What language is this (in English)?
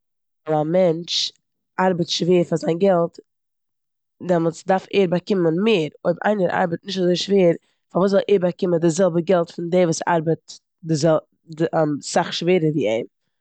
Yiddish